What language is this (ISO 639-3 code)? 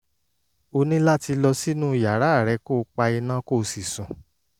yor